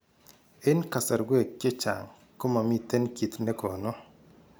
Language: Kalenjin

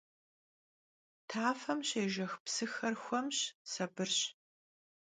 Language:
Kabardian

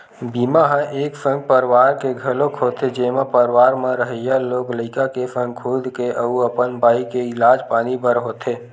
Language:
Chhattisgarhi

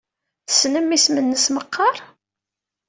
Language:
Kabyle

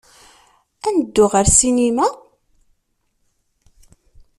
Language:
Kabyle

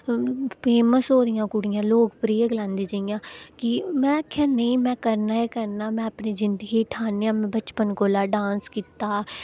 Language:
Dogri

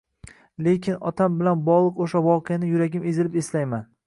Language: Uzbek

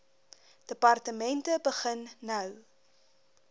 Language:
Afrikaans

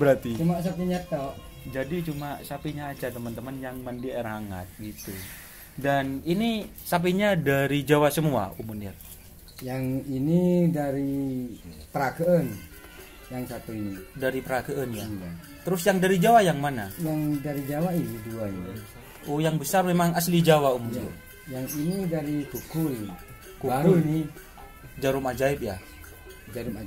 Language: Indonesian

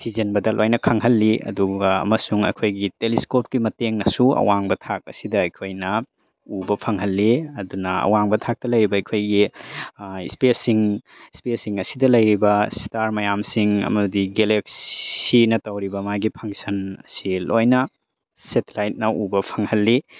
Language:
Manipuri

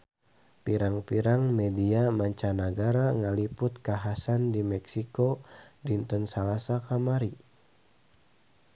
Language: Sundanese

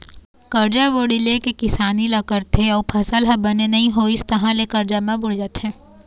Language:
Chhattisgarhi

